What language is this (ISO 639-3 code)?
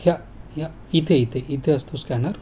mar